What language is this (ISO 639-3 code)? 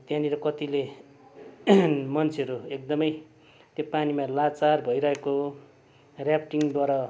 nep